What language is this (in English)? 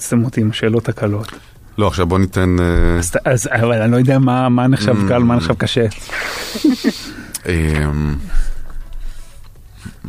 Hebrew